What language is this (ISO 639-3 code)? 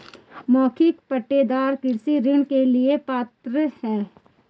hin